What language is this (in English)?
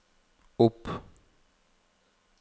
Norwegian